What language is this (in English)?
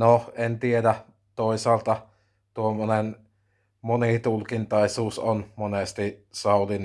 Finnish